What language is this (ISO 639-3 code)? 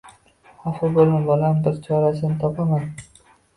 uzb